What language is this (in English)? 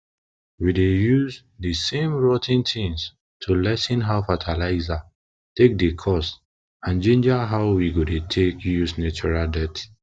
Nigerian Pidgin